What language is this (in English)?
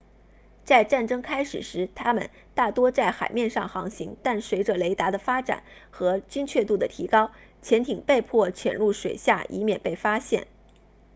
Chinese